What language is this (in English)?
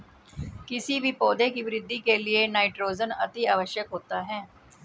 Hindi